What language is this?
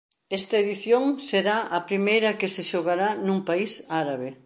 Galician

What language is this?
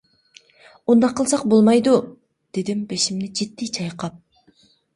Uyghur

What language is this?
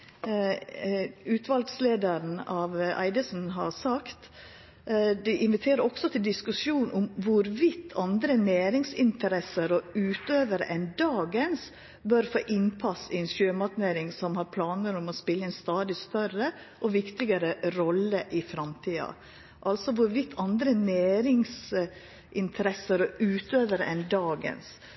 Norwegian Nynorsk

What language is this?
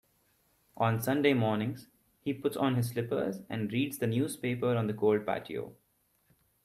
English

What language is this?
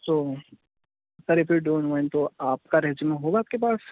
Urdu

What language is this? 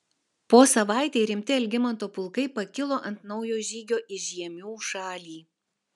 Lithuanian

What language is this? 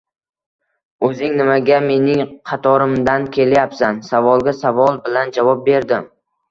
Uzbek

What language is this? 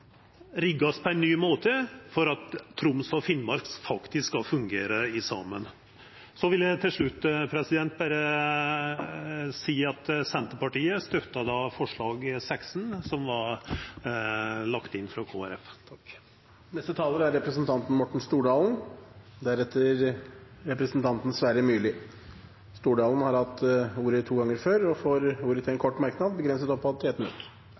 Norwegian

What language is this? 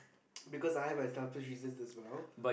English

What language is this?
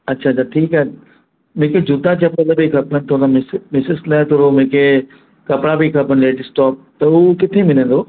Sindhi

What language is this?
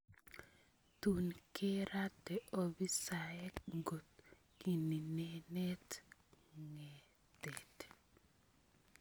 Kalenjin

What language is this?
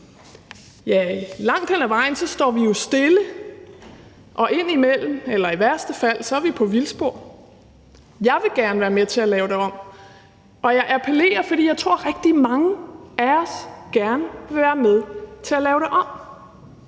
Danish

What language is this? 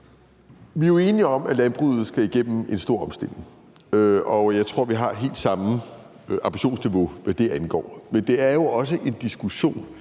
Danish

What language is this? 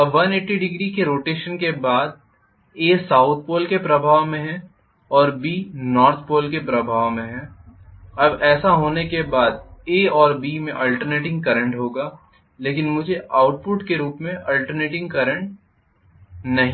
Hindi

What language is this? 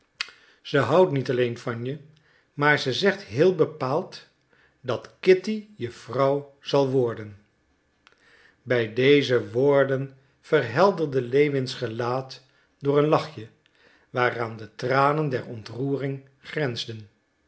Dutch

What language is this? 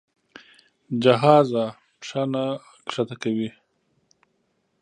Pashto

